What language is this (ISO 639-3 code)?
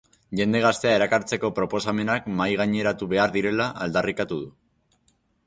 eus